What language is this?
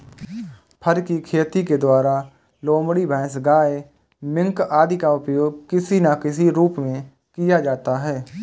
Hindi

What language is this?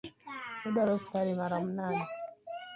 Luo (Kenya and Tanzania)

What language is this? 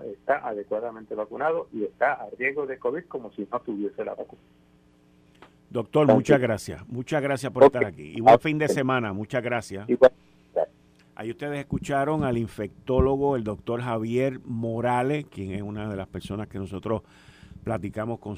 Spanish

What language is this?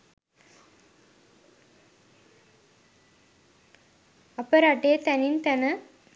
Sinhala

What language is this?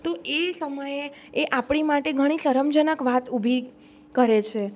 Gujarati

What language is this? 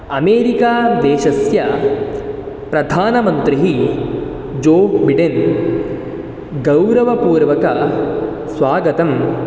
Sanskrit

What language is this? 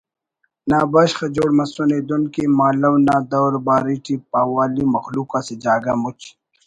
Brahui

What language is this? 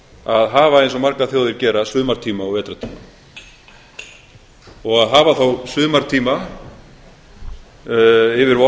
Icelandic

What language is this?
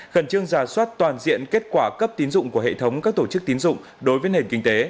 Vietnamese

